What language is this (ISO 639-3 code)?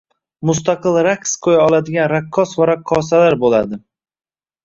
uzb